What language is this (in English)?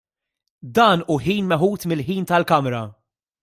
Maltese